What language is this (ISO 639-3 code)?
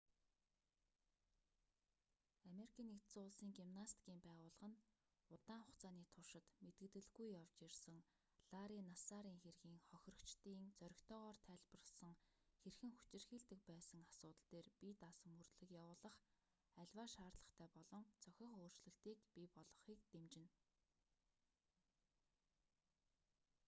mon